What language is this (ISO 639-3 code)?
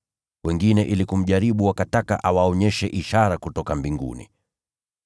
swa